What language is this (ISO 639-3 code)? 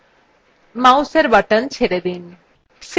ben